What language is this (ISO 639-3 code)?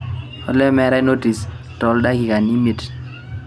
mas